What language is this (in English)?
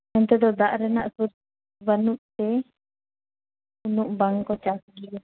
Santali